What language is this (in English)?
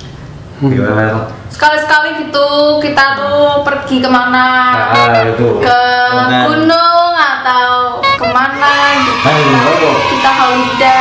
Indonesian